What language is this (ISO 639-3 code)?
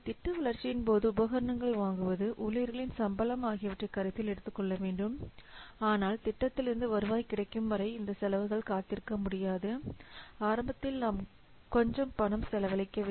tam